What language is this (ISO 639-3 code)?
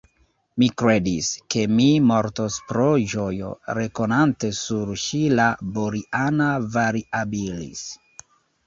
epo